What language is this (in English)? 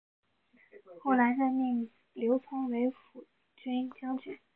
Chinese